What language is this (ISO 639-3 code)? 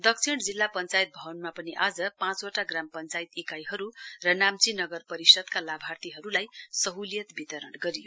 nep